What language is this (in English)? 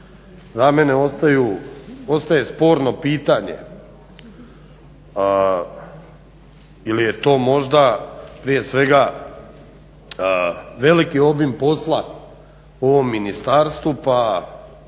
Croatian